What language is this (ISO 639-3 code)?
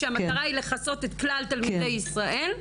heb